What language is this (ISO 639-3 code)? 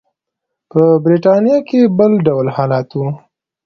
pus